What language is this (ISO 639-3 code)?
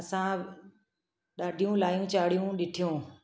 snd